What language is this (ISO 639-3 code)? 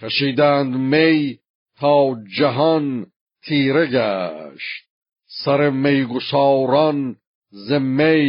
fas